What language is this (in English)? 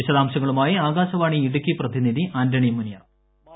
Malayalam